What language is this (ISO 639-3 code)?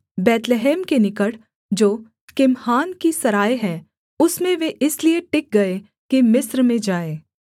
hin